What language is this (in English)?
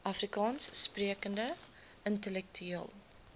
Afrikaans